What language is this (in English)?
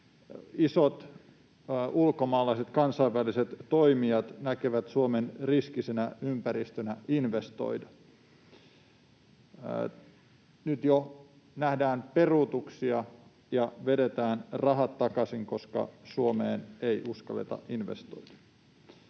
Finnish